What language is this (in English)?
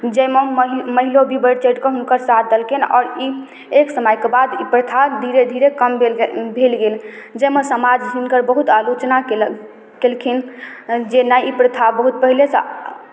Maithili